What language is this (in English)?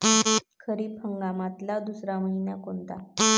Marathi